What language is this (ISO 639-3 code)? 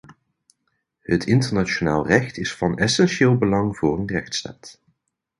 nld